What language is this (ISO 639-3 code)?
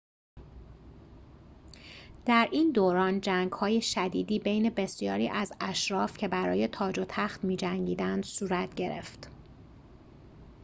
fas